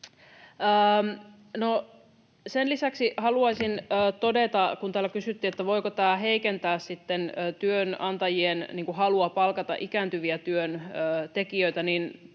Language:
Finnish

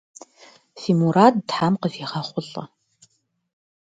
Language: Kabardian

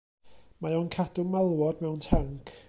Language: Welsh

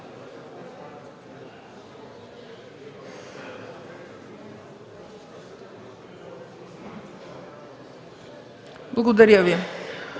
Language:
Bulgarian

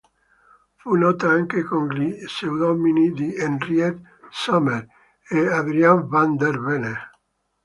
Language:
Italian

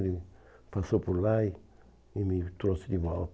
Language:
Portuguese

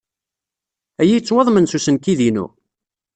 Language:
Kabyle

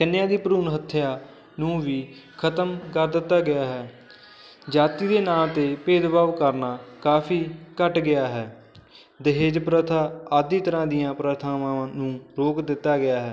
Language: Punjabi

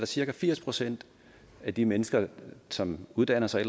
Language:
Danish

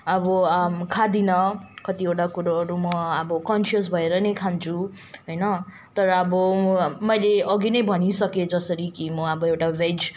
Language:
Nepali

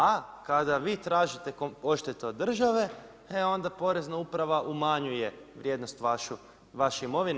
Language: Croatian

